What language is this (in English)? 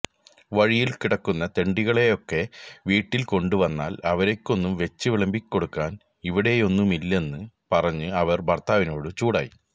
Malayalam